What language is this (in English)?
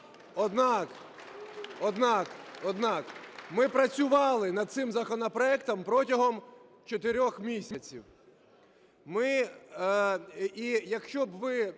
Ukrainian